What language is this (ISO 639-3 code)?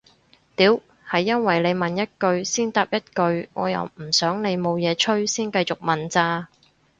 yue